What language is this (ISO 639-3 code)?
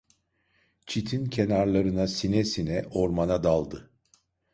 tur